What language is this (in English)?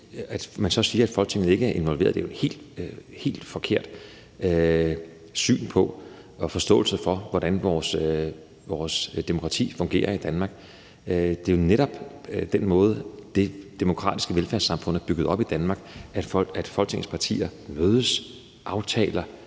Danish